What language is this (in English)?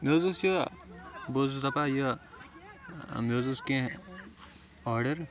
Kashmiri